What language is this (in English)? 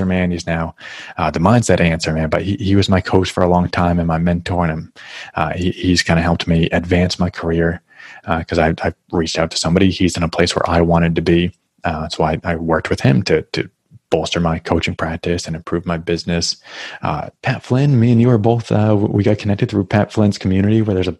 English